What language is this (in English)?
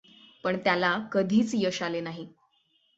Marathi